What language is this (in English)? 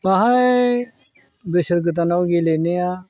Bodo